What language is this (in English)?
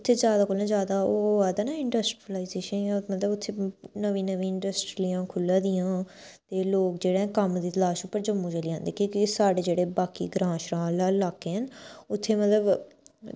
Dogri